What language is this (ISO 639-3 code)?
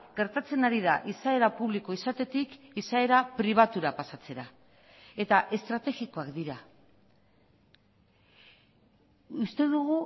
eus